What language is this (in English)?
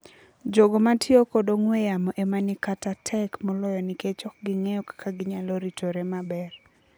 Luo (Kenya and Tanzania)